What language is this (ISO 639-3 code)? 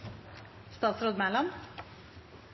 nob